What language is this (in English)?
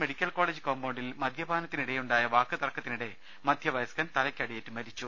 Malayalam